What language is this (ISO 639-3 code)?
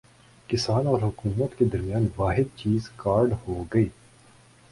urd